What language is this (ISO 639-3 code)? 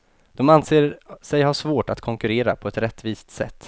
swe